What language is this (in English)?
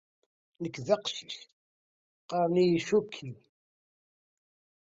Kabyle